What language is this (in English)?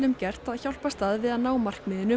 Icelandic